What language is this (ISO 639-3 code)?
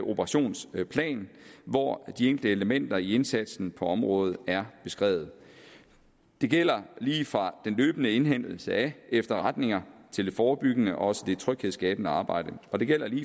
dan